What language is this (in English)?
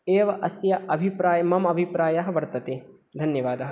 Sanskrit